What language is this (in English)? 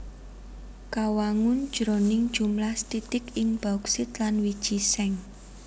Javanese